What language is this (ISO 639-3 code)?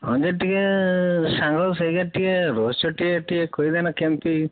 ori